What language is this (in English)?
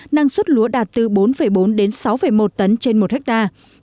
Vietnamese